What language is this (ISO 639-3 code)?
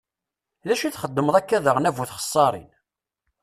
kab